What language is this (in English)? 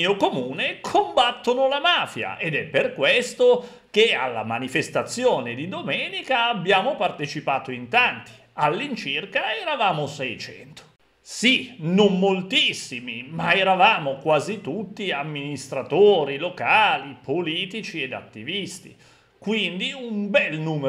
Italian